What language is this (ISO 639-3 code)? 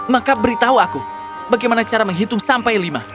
ind